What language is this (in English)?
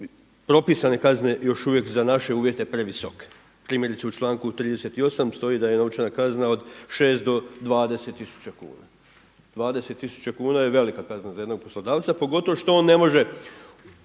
Croatian